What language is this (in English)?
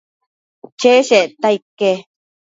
Matsés